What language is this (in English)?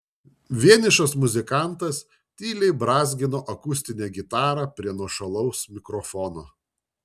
Lithuanian